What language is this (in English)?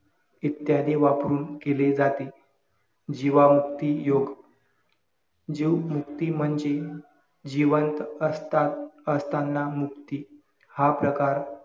Marathi